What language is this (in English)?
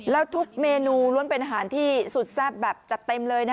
Thai